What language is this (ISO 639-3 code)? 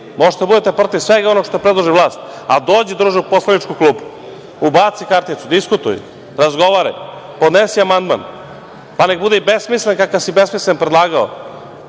srp